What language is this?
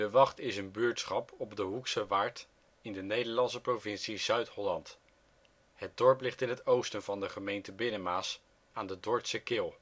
Dutch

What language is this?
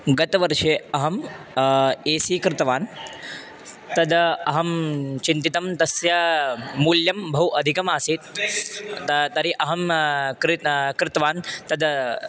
Sanskrit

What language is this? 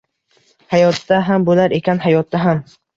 Uzbek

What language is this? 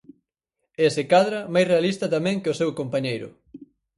Galician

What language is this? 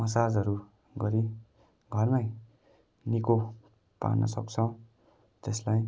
Nepali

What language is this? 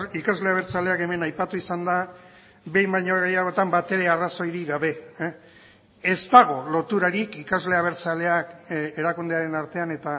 Basque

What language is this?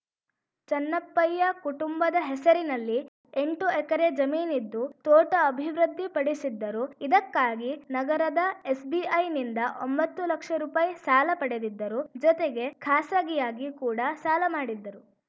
Kannada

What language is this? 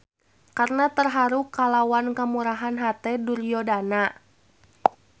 Sundanese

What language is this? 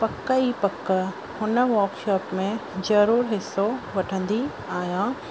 Sindhi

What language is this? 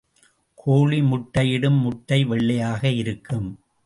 Tamil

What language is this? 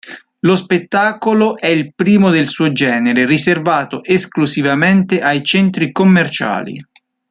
Italian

